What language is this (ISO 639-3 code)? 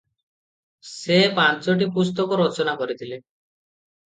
ori